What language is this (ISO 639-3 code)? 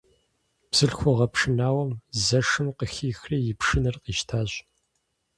kbd